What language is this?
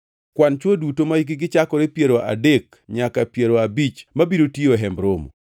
Luo (Kenya and Tanzania)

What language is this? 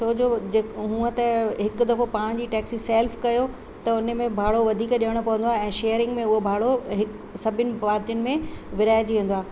Sindhi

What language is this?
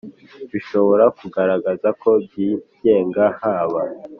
Kinyarwanda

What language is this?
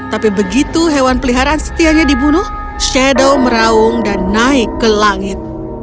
Indonesian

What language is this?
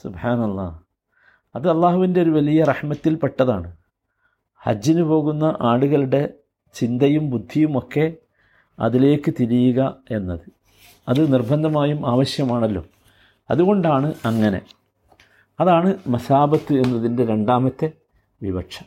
Malayalam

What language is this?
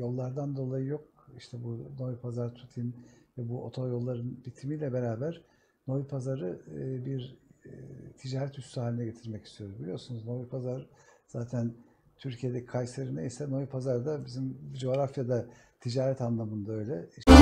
Turkish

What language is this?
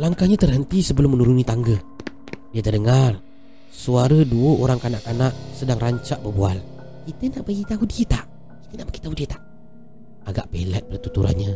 Malay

